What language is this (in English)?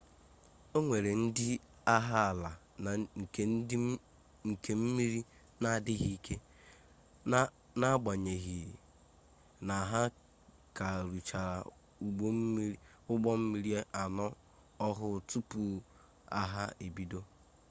Igbo